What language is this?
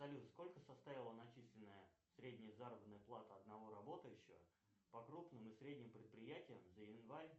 Russian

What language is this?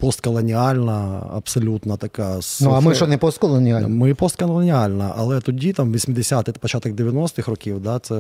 Ukrainian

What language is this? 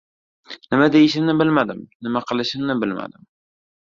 Uzbek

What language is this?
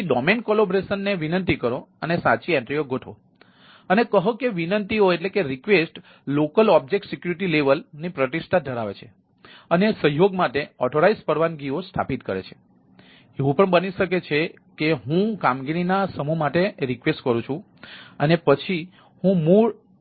Gujarati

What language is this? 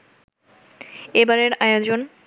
Bangla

